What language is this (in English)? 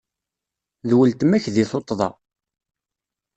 Kabyle